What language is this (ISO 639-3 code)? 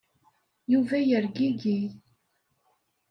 kab